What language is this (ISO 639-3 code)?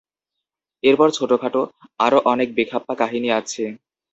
ben